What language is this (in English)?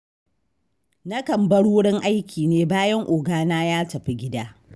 Hausa